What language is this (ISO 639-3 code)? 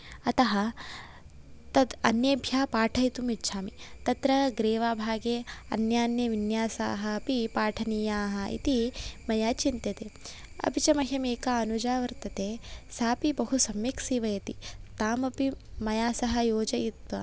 san